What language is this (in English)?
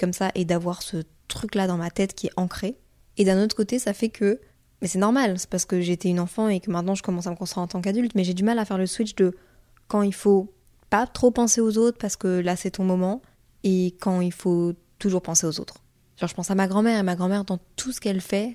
French